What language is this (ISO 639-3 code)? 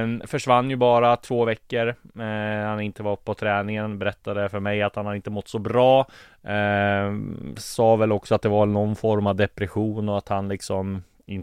swe